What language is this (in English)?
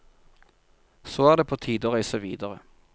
Norwegian